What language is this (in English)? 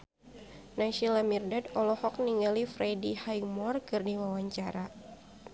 Sundanese